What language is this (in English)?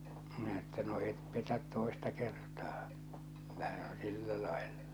Finnish